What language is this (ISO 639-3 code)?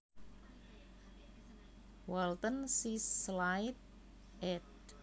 jav